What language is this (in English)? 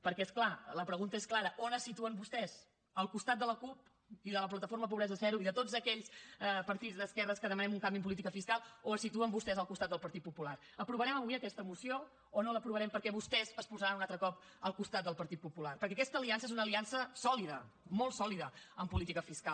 Catalan